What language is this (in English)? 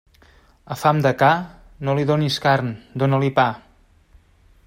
Catalan